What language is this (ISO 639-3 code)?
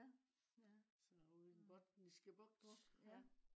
dan